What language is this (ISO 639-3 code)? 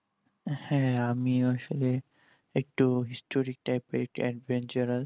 ben